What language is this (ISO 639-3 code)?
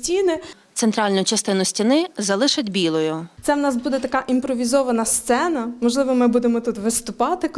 ukr